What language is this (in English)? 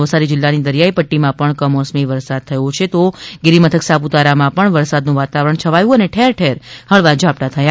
Gujarati